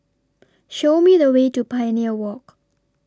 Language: English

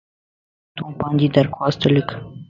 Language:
Lasi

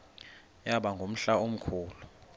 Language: Xhosa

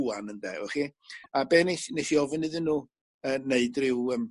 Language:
Welsh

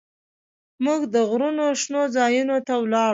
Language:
Pashto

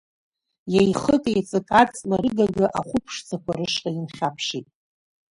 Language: Abkhazian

